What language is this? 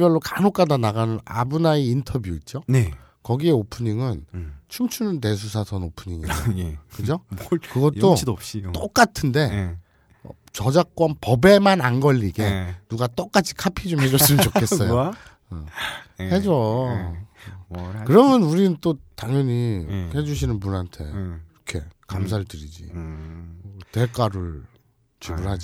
Korean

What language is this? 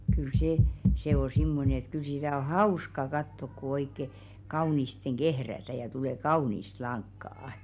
Finnish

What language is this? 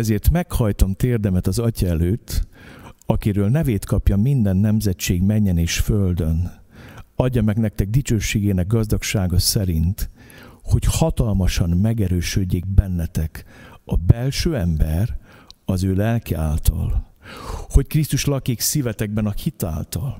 Hungarian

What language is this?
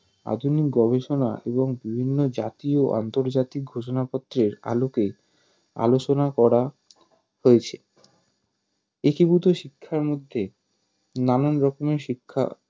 Bangla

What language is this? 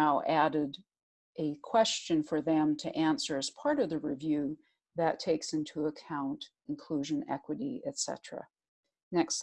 English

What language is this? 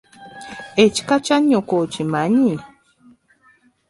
Ganda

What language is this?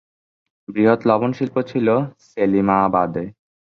Bangla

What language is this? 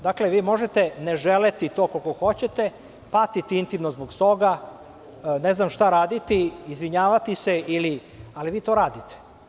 Serbian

